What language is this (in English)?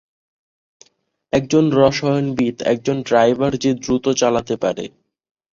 Bangla